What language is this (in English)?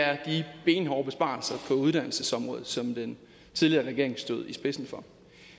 Danish